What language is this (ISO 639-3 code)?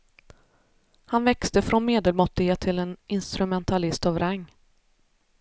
swe